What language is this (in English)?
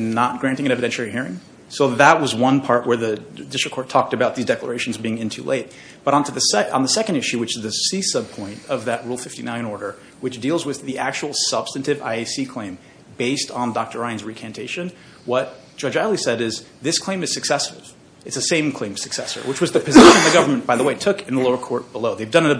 English